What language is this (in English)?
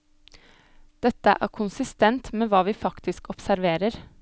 Norwegian